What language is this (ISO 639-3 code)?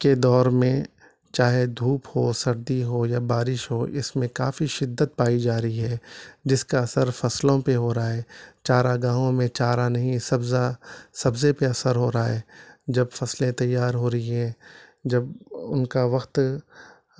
urd